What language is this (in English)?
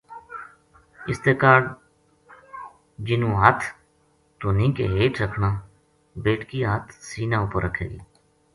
Gujari